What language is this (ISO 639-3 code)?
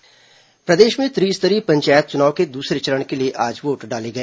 hin